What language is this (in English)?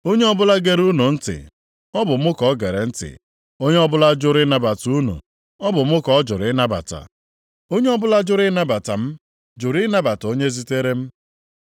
Igbo